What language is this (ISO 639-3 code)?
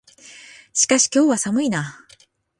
jpn